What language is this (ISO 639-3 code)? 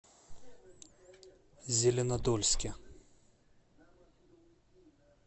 rus